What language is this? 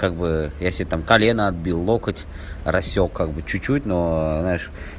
Russian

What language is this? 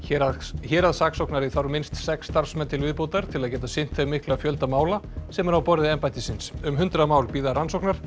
Icelandic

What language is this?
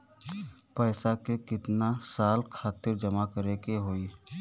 Bhojpuri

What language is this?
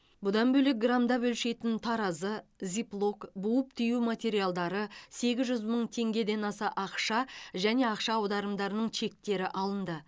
Kazakh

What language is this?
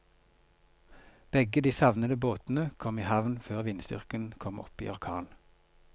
Norwegian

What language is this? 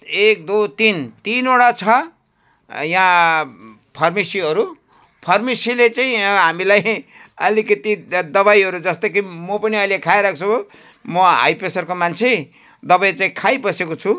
Nepali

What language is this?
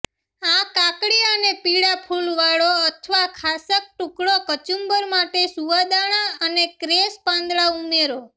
Gujarati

